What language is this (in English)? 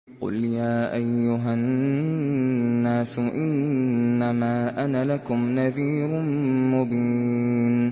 Arabic